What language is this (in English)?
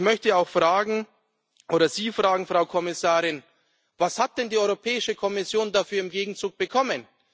German